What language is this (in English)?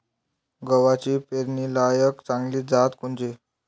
Marathi